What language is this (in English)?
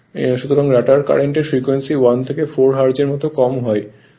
Bangla